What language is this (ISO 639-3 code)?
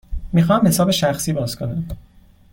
fas